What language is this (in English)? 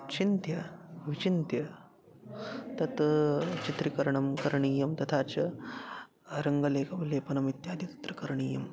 Sanskrit